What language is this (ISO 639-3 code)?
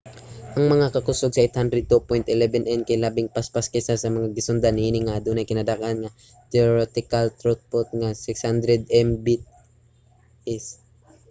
ceb